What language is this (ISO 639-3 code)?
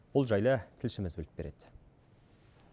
kaz